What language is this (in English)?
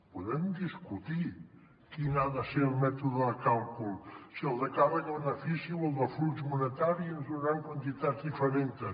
Catalan